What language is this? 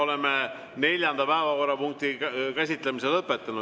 Estonian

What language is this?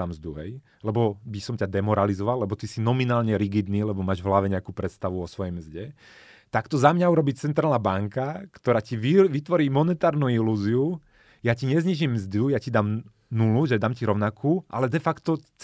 Slovak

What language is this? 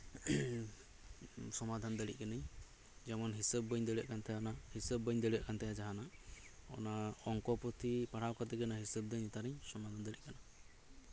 Santali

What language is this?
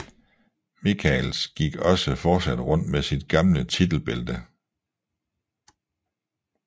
Danish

